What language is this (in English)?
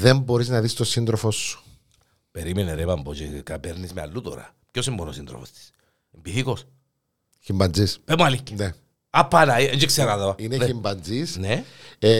Greek